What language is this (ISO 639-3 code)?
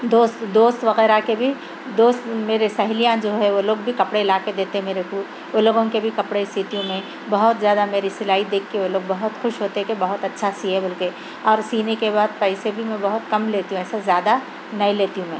urd